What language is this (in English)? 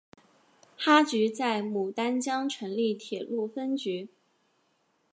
Chinese